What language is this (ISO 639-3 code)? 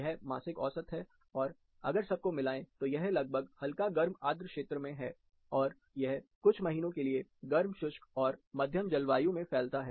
hin